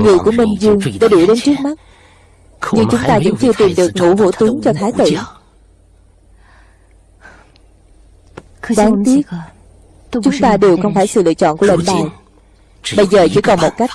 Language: Vietnamese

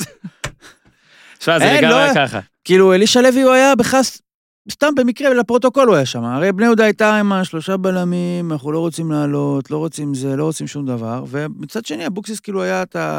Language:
Hebrew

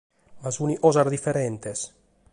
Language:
Sardinian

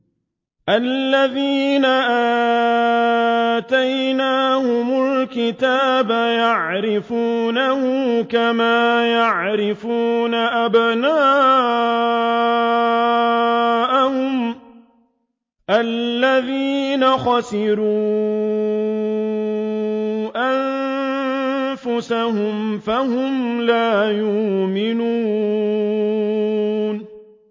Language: Arabic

